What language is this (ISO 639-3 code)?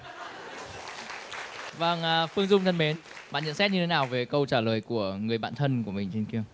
vie